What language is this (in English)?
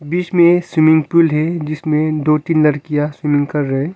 Hindi